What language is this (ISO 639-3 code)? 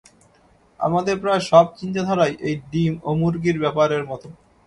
ben